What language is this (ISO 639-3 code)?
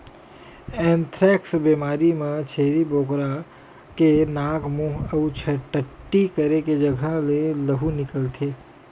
hne